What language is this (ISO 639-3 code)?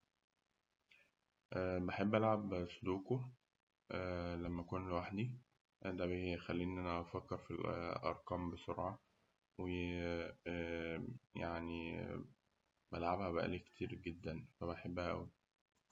arz